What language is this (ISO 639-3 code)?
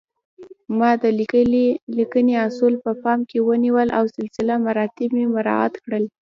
pus